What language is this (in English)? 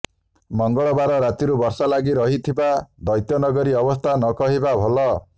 Odia